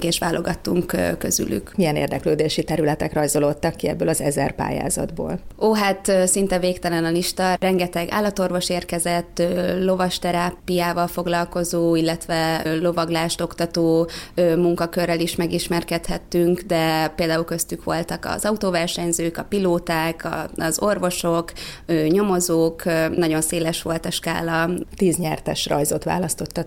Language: Hungarian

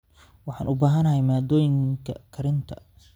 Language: Somali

